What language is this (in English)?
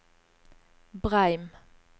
Norwegian